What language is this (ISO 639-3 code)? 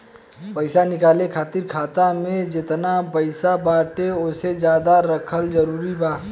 bho